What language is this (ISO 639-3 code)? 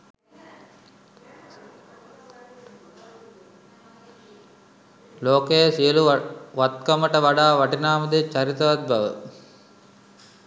sin